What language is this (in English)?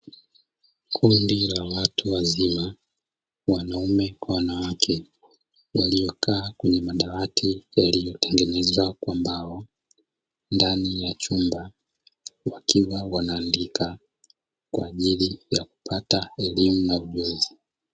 Swahili